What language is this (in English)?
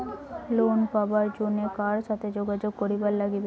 Bangla